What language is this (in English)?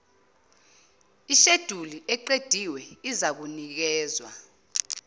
Zulu